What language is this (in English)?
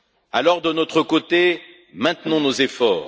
French